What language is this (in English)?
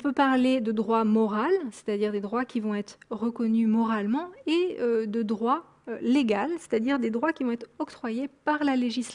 French